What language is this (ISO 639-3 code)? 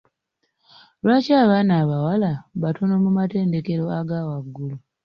lug